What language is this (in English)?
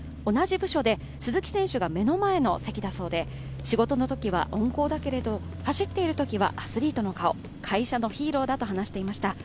Japanese